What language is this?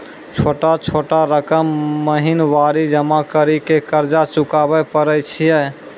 Maithili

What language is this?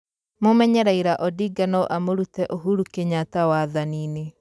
Kikuyu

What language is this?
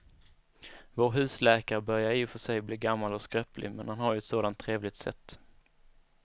Swedish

